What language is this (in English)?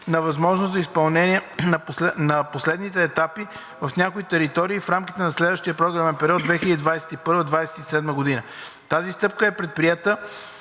Bulgarian